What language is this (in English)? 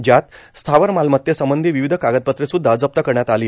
Marathi